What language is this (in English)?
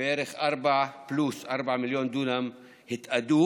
Hebrew